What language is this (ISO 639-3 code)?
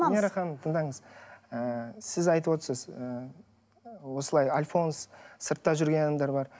kaz